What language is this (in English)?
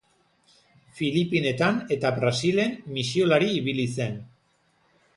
Basque